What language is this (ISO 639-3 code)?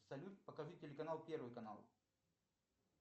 rus